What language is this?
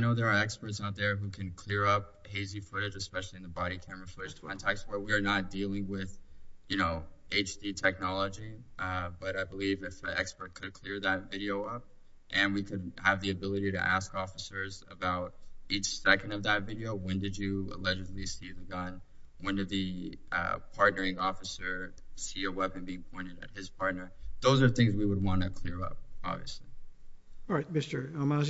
English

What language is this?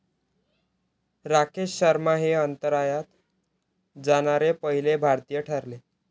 Marathi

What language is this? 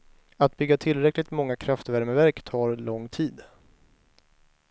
Swedish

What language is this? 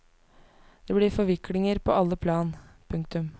Norwegian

